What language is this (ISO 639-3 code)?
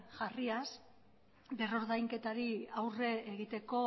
eus